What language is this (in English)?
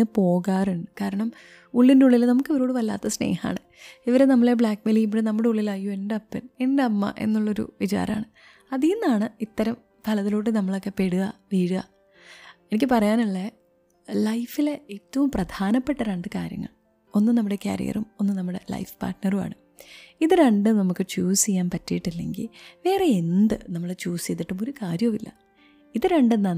Malayalam